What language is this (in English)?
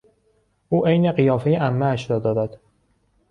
Persian